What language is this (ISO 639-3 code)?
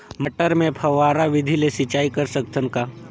hne